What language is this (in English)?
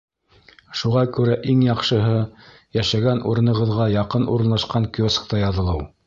Bashkir